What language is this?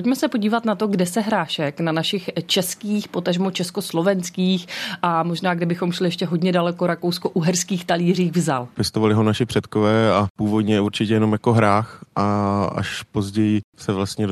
Czech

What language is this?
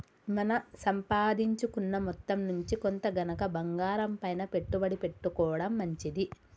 Telugu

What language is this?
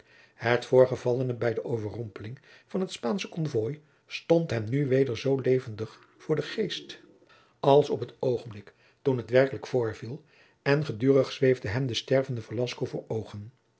Dutch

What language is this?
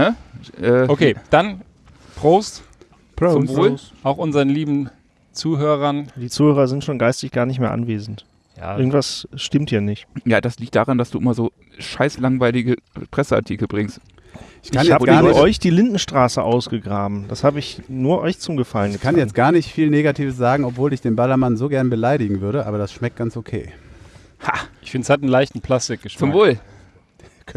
German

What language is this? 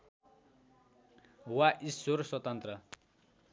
Nepali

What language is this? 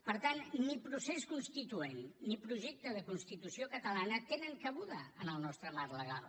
Catalan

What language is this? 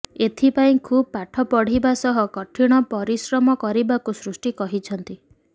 Odia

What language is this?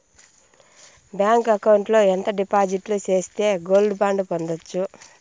Telugu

